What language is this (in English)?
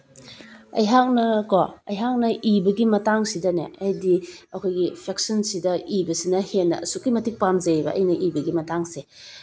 Manipuri